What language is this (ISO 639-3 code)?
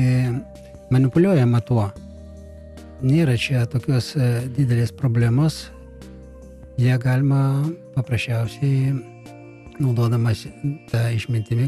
rus